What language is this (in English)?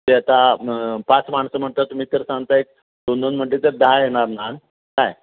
Marathi